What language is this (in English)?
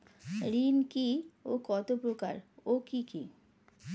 Bangla